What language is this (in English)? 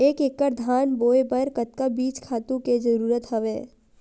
Chhattisgarhi